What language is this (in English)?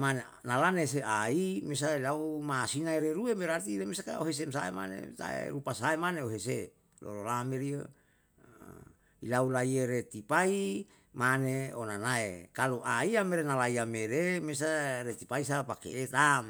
Yalahatan